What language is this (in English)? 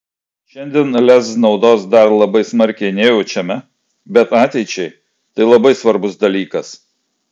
Lithuanian